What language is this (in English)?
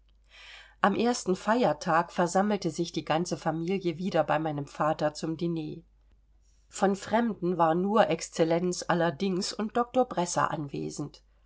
German